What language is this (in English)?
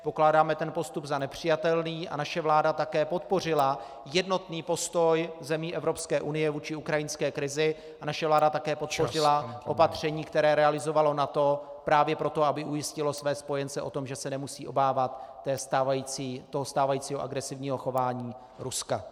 Czech